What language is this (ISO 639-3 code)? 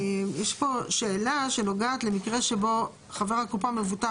heb